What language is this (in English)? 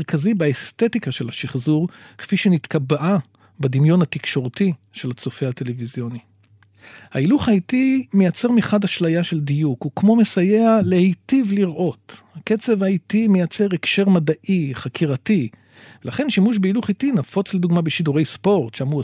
Hebrew